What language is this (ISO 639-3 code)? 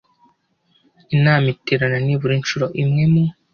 kin